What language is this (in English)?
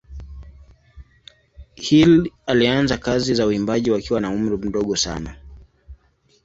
Swahili